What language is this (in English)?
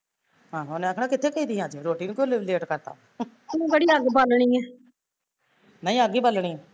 Punjabi